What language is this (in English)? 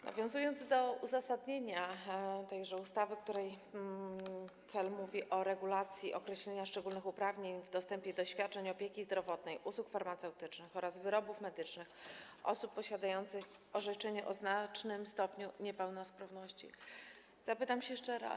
Polish